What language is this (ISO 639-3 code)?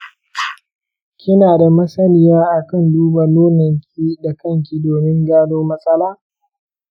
hau